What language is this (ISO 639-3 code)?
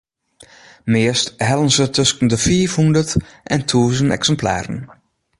fry